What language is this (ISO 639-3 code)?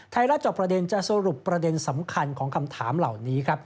tha